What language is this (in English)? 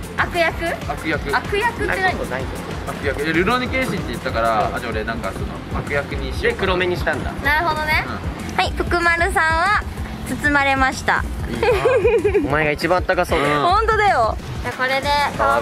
Japanese